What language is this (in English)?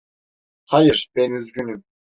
Turkish